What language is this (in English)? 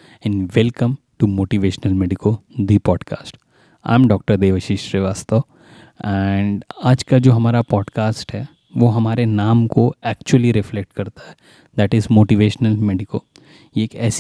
Hindi